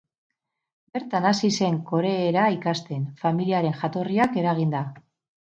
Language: Basque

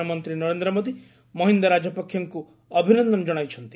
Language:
Odia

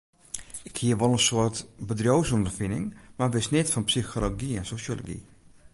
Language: Western Frisian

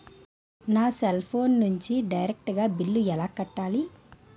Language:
Telugu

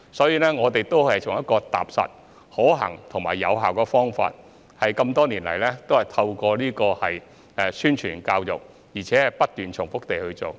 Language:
Cantonese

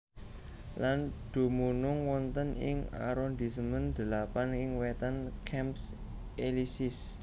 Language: Javanese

